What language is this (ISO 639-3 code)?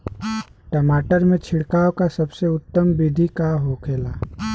bho